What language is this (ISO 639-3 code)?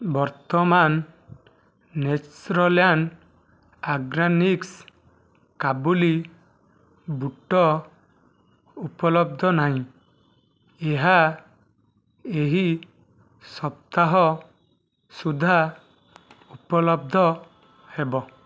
ori